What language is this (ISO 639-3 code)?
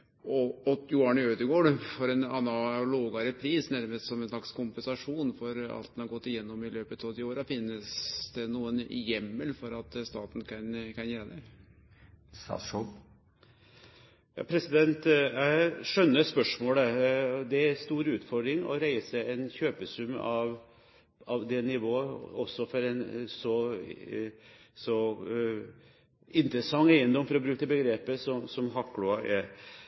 nor